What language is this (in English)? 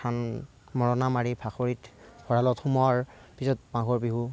Assamese